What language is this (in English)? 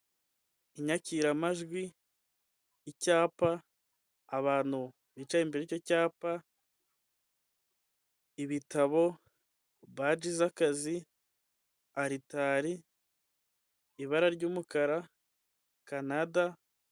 Kinyarwanda